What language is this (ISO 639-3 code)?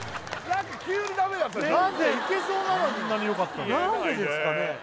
jpn